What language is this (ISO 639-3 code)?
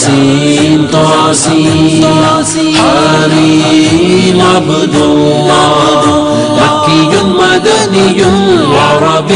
urd